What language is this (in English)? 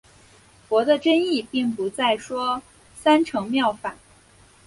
Chinese